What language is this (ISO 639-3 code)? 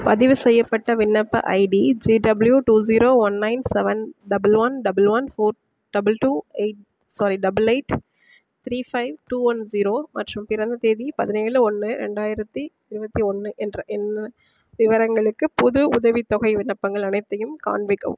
tam